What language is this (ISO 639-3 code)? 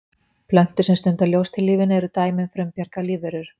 isl